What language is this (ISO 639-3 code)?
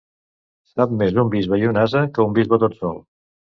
cat